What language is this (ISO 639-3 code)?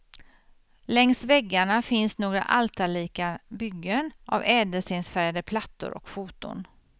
swe